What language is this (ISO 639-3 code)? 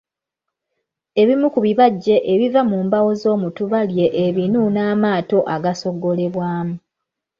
lug